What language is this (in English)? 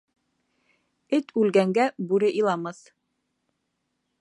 Bashkir